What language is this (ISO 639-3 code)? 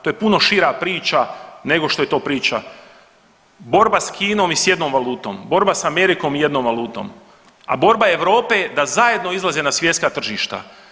hrv